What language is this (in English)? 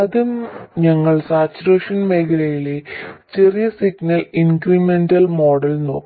Malayalam